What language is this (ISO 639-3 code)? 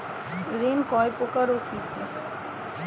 ben